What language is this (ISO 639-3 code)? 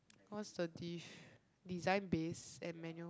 eng